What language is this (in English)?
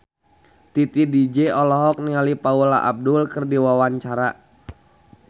Sundanese